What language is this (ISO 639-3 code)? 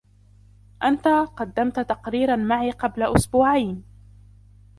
ara